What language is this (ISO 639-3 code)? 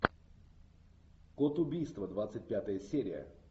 rus